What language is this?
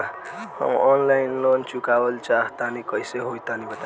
Bhojpuri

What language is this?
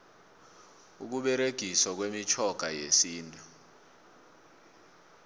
South Ndebele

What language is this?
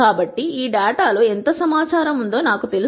Telugu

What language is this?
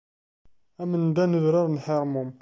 Kabyle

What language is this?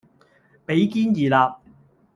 Cantonese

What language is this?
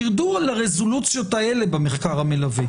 Hebrew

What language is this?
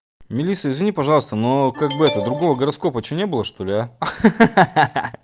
Russian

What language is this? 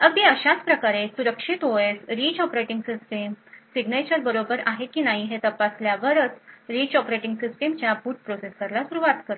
Marathi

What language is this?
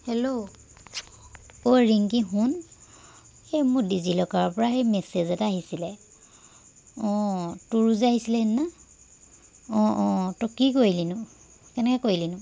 Assamese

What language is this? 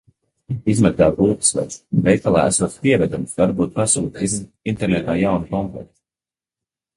Latvian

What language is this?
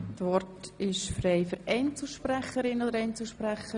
Swiss German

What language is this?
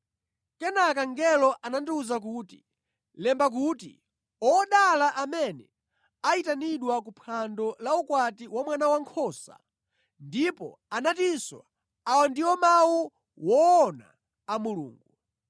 Nyanja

